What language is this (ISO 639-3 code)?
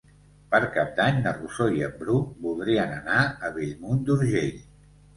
cat